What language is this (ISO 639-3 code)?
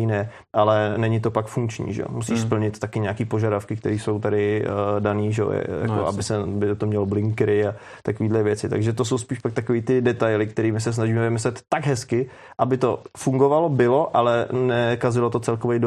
ces